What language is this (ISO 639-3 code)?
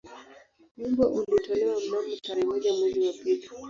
swa